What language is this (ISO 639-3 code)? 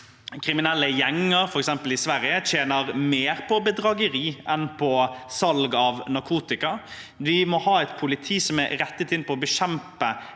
nor